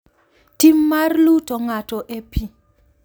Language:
Luo (Kenya and Tanzania)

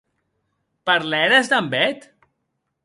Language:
Occitan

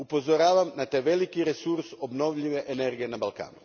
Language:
Croatian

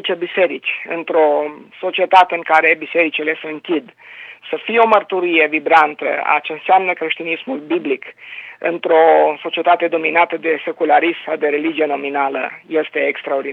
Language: Romanian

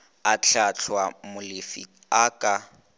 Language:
Northern Sotho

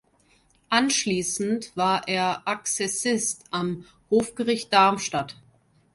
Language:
German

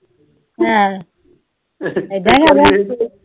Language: Punjabi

